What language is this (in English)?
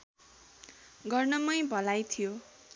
Nepali